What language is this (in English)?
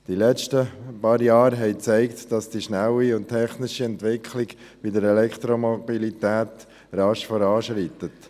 Swiss German